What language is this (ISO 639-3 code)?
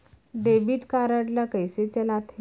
hne